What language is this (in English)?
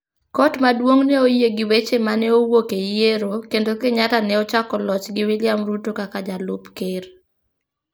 Luo (Kenya and Tanzania)